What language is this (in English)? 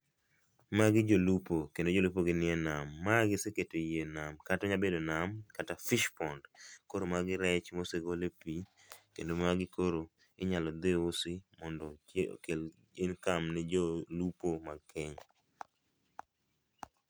Luo (Kenya and Tanzania)